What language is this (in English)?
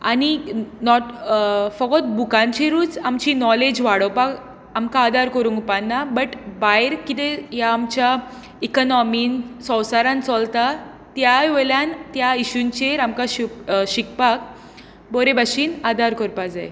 Konkani